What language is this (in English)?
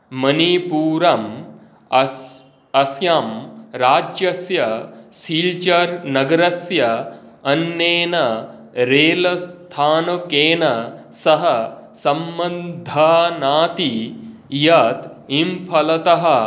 Sanskrit